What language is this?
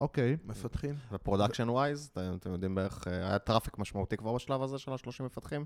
Hebrew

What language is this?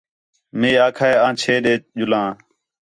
Khetrani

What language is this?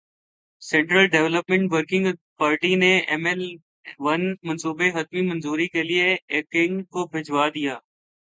Urdu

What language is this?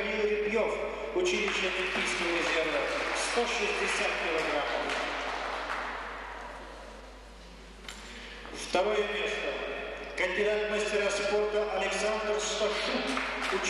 Russian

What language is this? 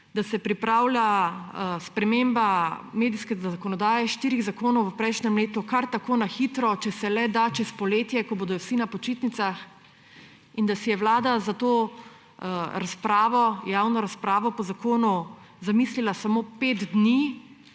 Slovenian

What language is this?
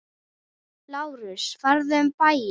Icelandic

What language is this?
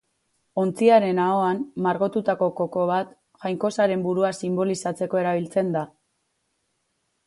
Basque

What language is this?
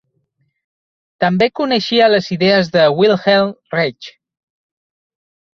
Catalan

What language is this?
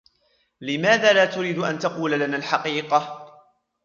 Arabic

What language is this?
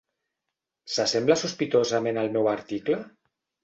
Catalan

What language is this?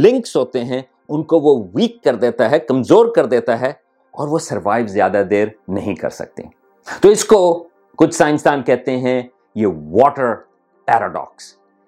Urdu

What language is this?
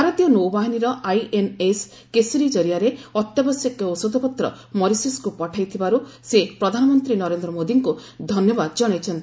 Odia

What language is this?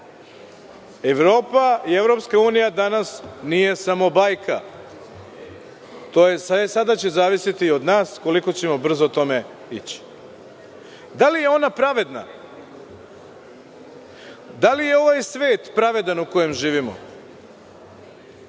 Serbian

